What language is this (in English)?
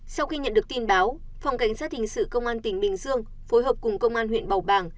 Vietnamese